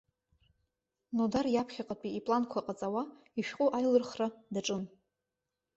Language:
Abkhazian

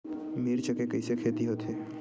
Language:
Chhattisgarhi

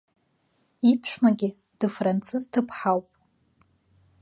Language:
Abkhazian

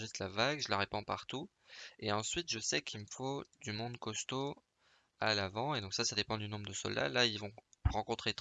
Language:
French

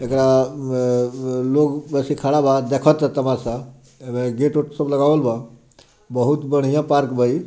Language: Bhojpuri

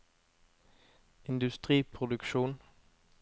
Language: Norwegian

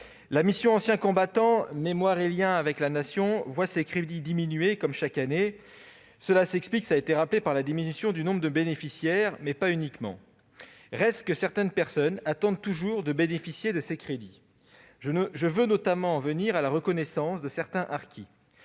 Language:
French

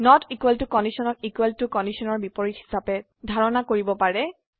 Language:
Assamese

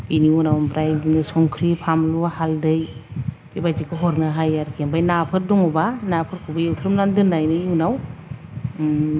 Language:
Bodo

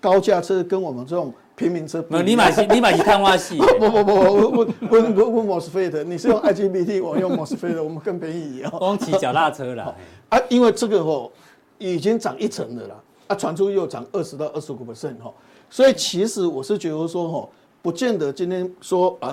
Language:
Chinese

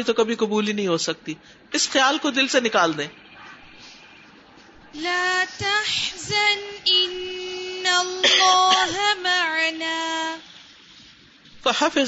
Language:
Urdu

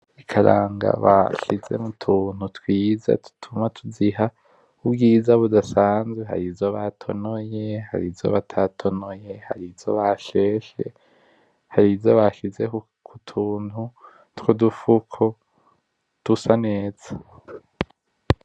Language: Rundi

